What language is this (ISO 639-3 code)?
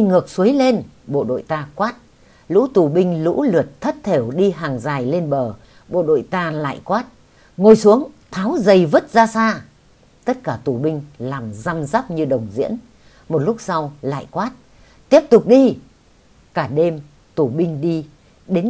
vie